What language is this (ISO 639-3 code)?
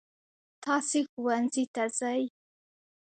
pus